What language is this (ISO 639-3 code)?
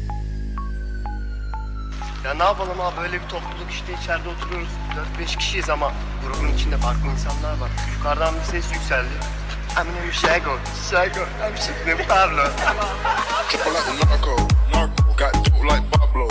tur